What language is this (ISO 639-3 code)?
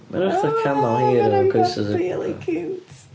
cym